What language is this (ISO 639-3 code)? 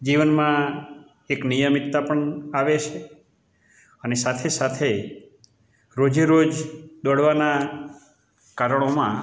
guj